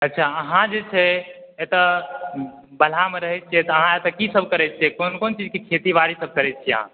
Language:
Maithili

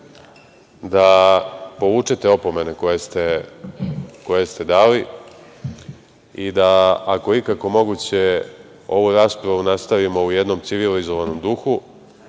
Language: Serbian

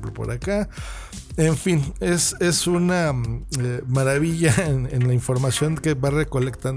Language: Spanish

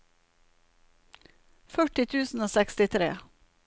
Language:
Norwegian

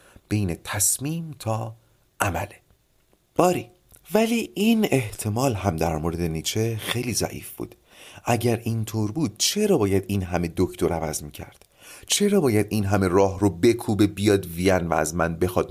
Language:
Persian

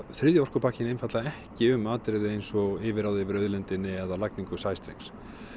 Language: Icelandic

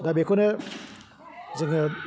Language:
Bodo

